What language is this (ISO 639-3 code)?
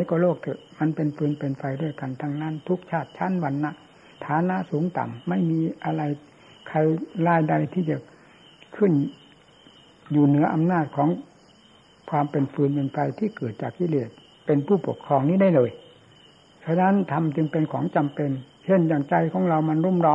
tha